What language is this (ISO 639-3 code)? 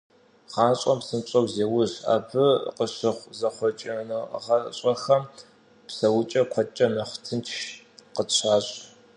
kbd